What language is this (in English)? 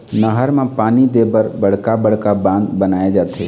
Chhattisgarhi